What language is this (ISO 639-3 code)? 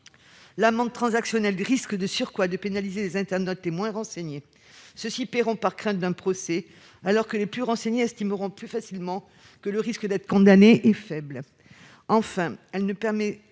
fra